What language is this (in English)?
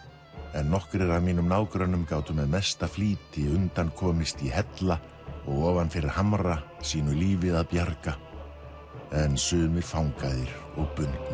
Icelandic